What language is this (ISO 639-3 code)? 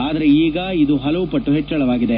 kan